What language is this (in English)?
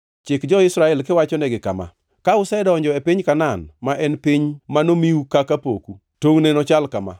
Luo (Kenya and Tanzania)